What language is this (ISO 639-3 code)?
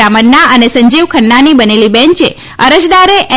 guj